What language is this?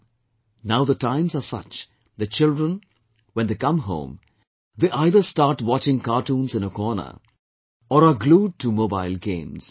English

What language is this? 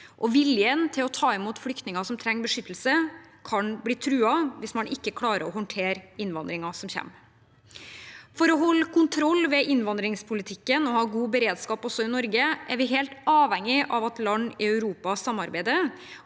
Norwegian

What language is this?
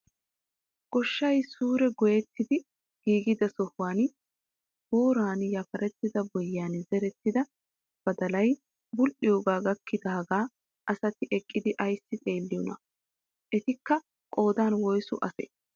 Wolaytta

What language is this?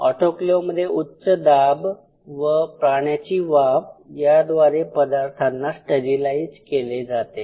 Marathi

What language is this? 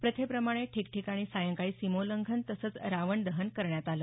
Marathi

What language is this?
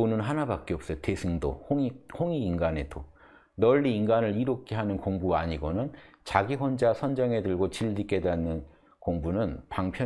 Korean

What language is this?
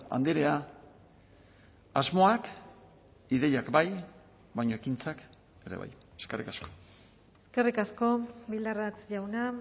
Basque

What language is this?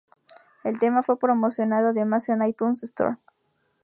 Spanish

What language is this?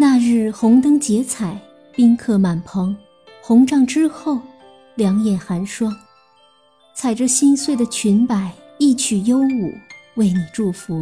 Chinese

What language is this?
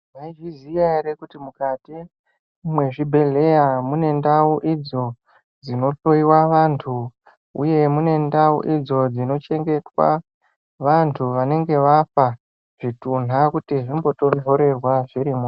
Ndau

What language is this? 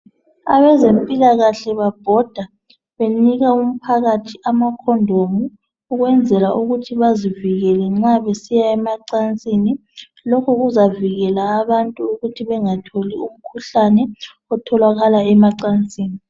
North Ndebele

